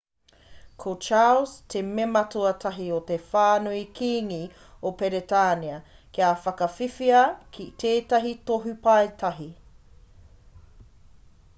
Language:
Māori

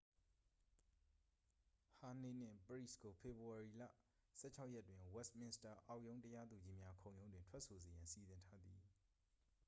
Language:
Burmese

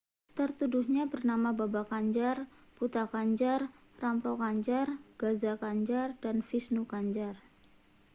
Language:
Indonesian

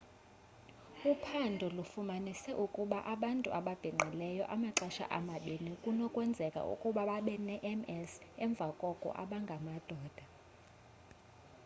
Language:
Xhosa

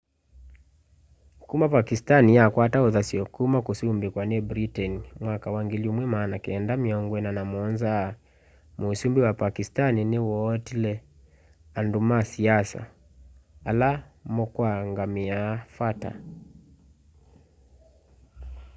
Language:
Kamba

